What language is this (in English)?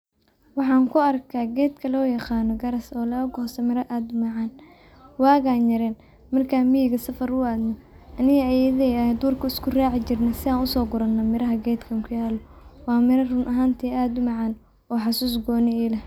Somali